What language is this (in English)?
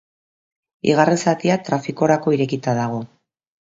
Basque